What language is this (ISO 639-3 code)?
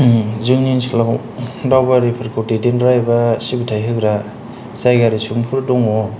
brx